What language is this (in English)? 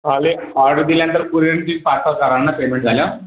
Marathi